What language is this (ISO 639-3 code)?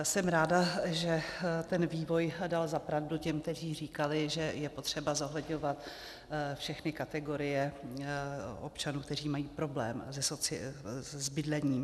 ces